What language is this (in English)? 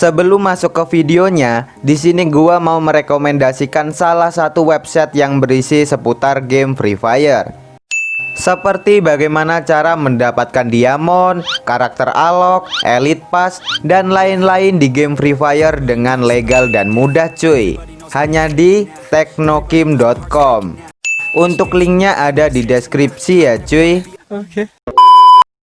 Indonesian